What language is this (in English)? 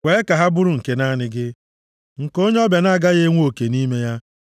Igbo